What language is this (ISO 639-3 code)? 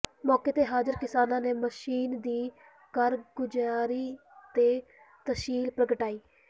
pan